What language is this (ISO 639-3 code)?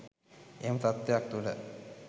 sin